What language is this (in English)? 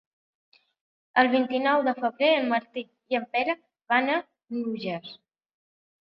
Catalan